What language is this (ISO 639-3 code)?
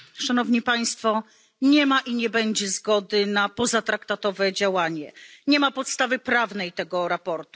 pol